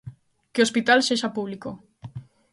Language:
Galician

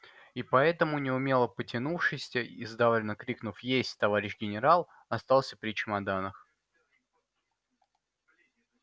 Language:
Russian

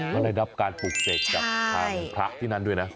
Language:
Thai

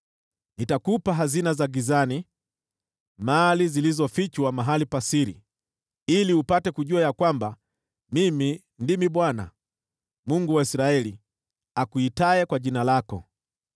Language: Swahili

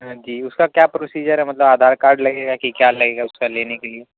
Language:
Urdu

